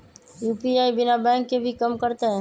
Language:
Magahi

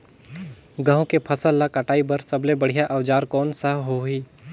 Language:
Chhattisgarhi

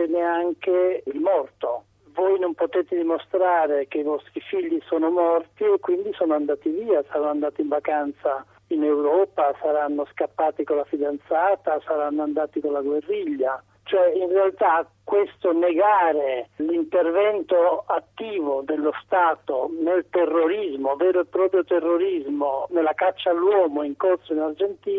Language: Italian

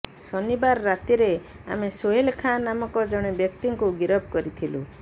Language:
Odia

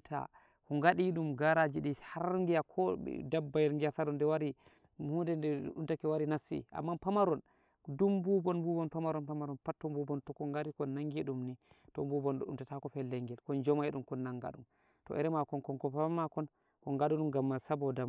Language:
Nigerian Fulfulde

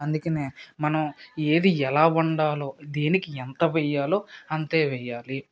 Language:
Telugu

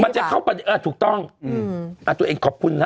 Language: Thai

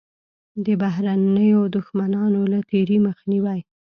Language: Pashto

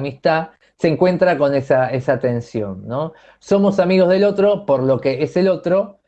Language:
Spanish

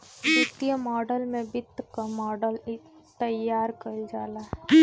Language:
Bhojpuri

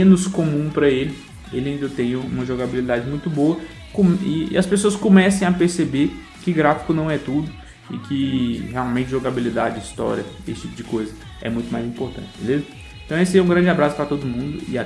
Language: Portuguese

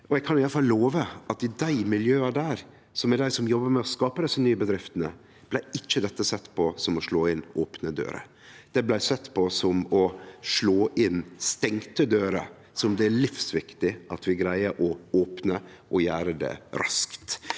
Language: Norwegian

